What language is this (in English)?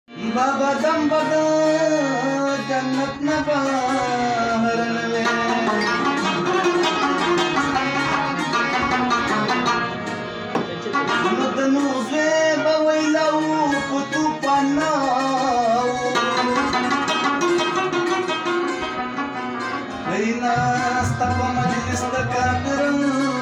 Arabic